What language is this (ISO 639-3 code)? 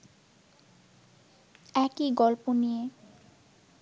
ben